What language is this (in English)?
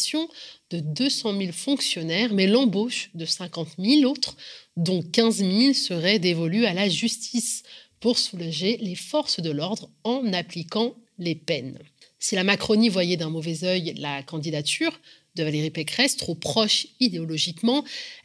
French